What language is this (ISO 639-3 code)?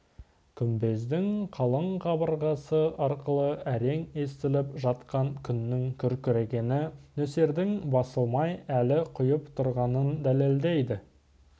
kaz